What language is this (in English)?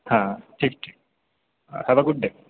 Bangla